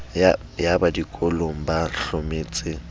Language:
Southern Sotho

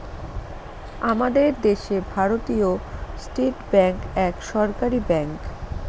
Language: Bangla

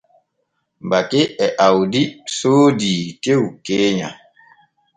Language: Borgu Fulfulde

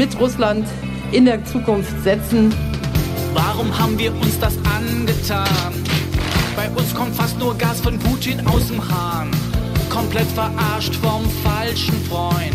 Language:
Danish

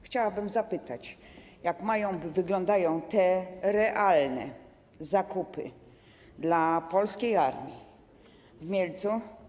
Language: Polish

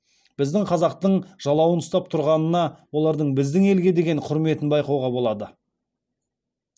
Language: Kazakh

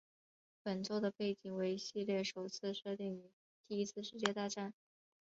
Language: Chinese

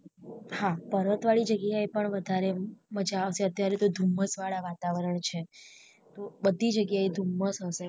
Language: Gujarati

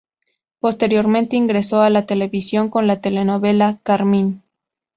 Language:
Spanish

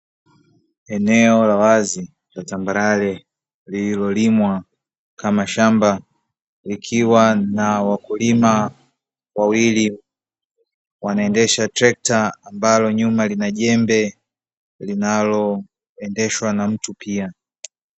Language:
Swahili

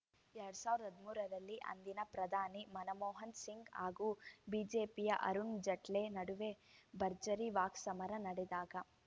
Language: Kannada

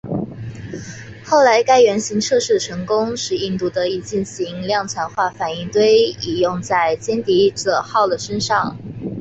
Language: Chinese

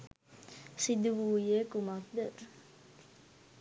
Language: Sinhala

